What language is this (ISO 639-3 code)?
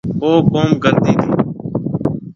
mve